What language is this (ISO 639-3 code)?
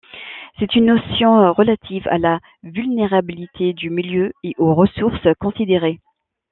fra